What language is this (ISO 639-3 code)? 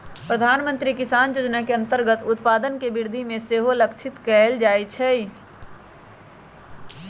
mag